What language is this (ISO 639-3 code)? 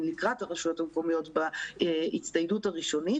heb